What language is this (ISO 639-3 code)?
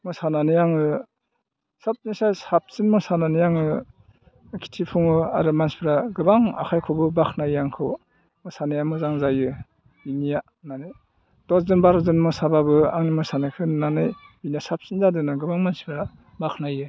brx